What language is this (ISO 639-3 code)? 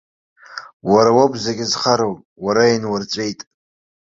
abk